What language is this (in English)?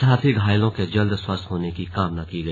Hindi